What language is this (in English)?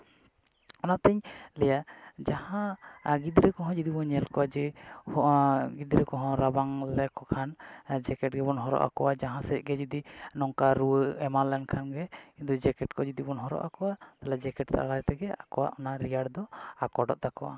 Santali